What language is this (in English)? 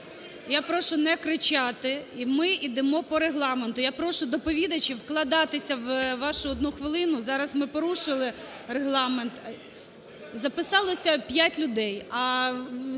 Ukrainian